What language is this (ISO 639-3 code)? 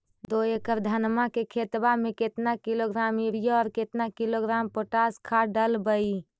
mag